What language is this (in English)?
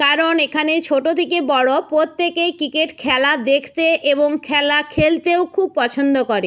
Bangla